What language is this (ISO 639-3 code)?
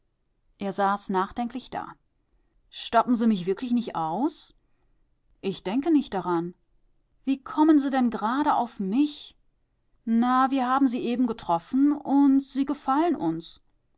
deu